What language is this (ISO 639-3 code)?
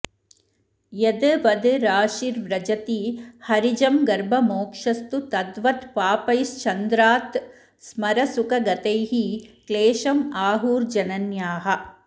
san